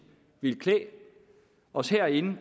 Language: Danish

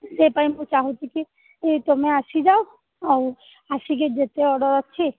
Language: Odia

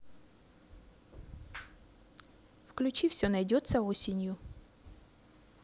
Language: Russian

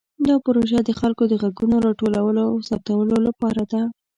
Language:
Pashto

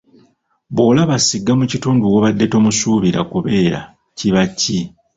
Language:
Ganda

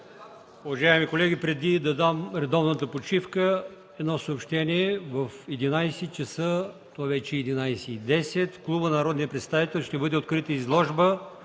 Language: Bulgarian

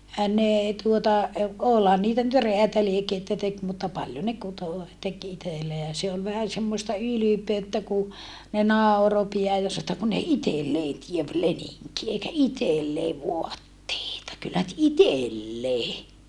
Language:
Finnish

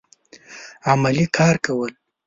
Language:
Pashto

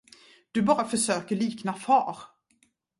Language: Swedish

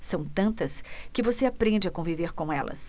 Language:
Portuguese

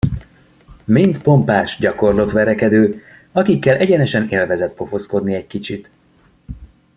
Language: Hungarian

